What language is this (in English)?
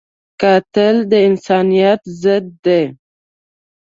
Pashto